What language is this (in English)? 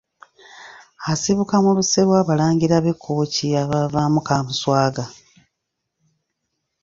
Ganda